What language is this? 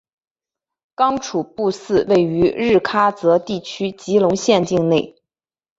Chinese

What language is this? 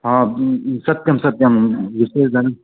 Sanskrit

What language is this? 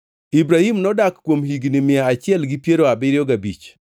Luo (Kenya and Tanzania)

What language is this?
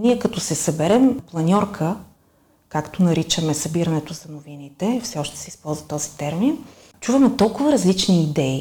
Bulgarian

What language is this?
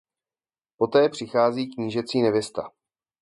Czech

